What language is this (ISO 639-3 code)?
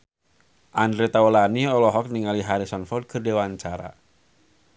sun